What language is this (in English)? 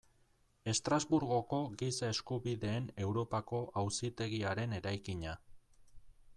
Basque